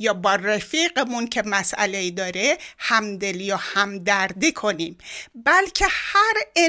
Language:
Persian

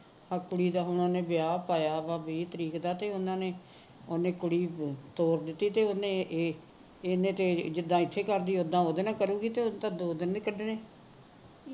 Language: Punjabi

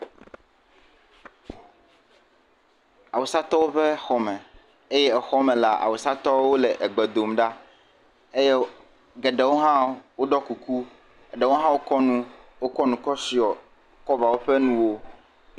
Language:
Ewe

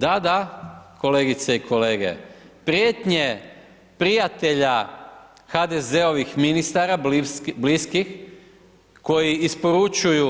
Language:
Croatian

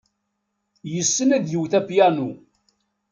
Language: Kabyle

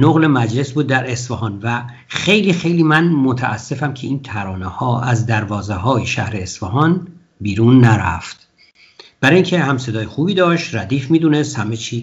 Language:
Persian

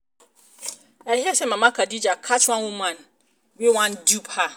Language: Nigerian Pidgin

